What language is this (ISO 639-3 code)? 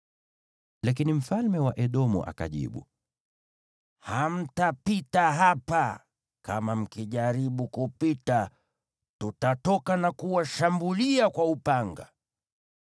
swa